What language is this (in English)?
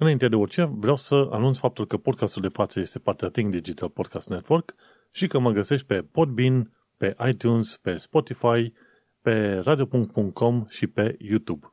Romanian